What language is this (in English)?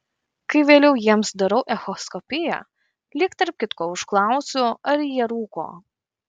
Lithuanian